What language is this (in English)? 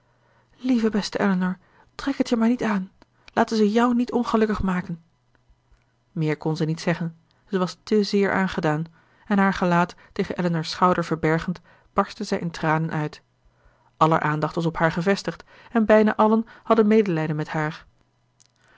Dutch